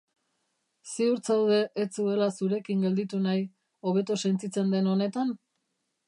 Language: Basque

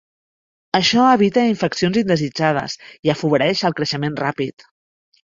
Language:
Catalan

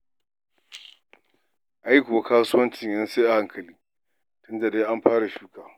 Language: Hausa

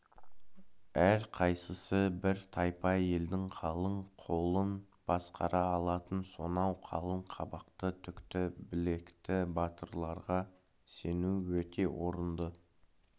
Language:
Kazakh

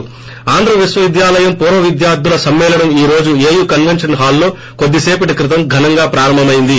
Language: Telugu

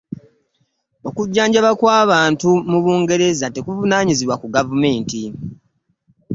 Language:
Ganda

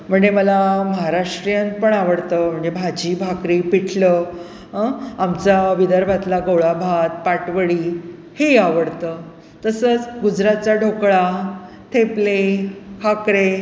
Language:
Marathi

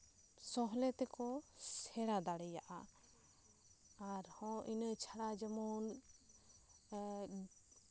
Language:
Santali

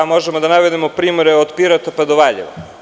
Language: Serbian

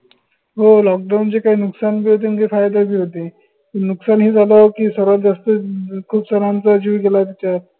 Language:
Marathi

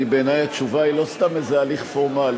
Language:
Hebrew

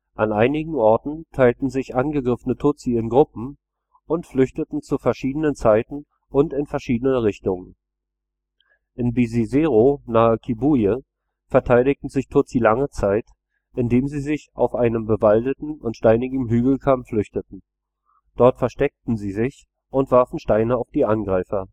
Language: German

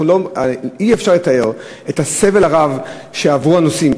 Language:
Hebrew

